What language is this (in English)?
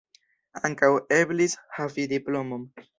Esperanto